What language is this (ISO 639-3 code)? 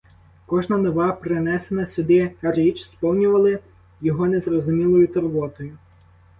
ukr